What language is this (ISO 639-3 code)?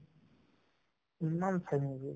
asm